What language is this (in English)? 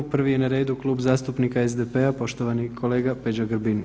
Croatian